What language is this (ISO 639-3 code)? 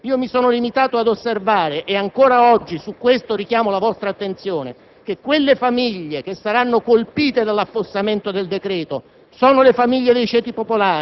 ita